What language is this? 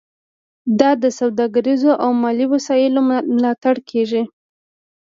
Pashto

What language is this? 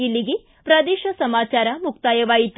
Kannada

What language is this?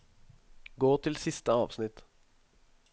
Norwegian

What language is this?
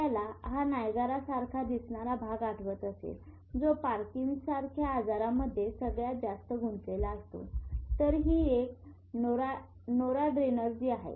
Marathi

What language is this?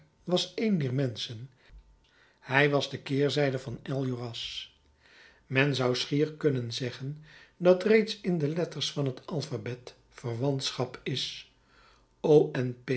Dutch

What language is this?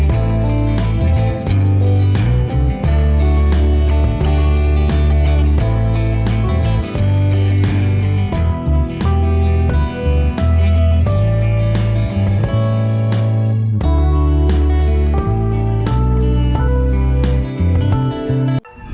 Vietnamese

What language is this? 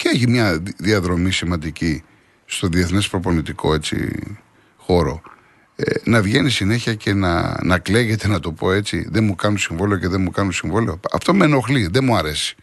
Greek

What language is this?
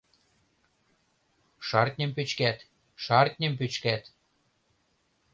Mari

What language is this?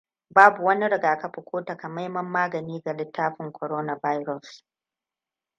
Hausa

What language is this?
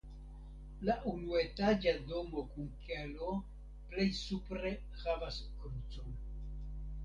Esperanto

